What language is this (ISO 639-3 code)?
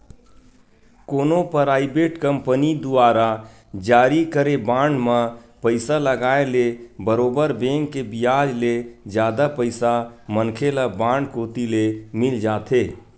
hne